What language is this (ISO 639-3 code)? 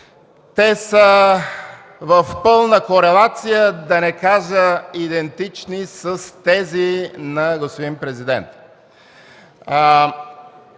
bul